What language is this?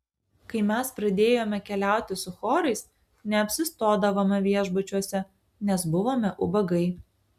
Lithuanian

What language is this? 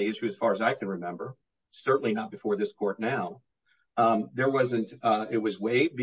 English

